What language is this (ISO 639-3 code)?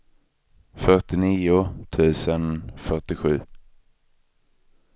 swe